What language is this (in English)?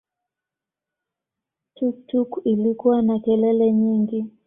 Swahili